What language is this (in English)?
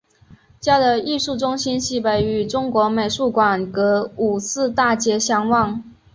Chinese